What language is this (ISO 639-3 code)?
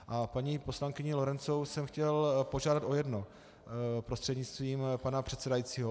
ces